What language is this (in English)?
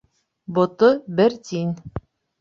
Bashkir